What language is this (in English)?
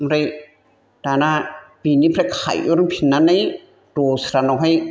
Bodo